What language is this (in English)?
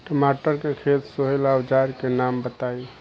Bhojpuri